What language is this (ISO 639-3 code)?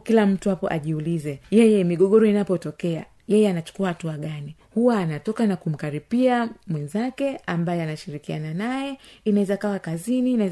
swa